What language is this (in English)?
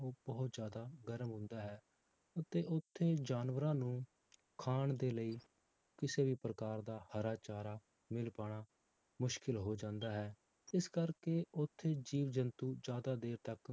Punjabi